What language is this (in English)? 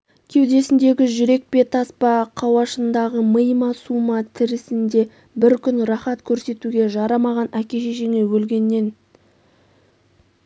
Kazakh